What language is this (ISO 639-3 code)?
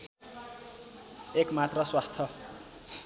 nep